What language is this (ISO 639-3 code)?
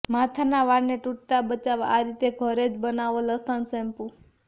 guj